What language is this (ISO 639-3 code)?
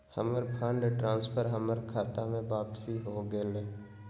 mag